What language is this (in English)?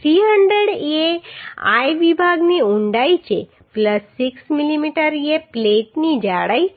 Gujarati